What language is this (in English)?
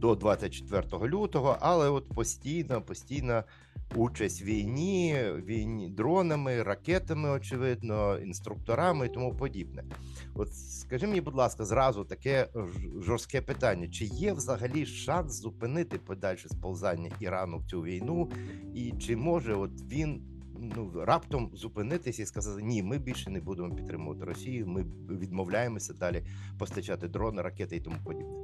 Ukrainian